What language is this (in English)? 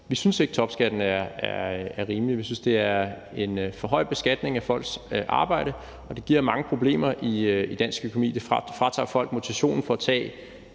Danish